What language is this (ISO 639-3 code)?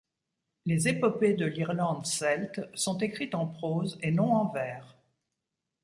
fra